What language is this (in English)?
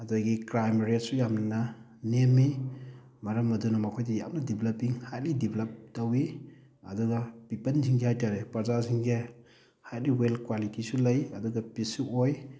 Manipuri